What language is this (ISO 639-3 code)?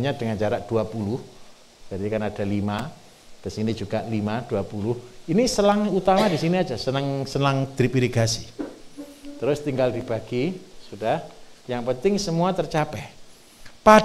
ind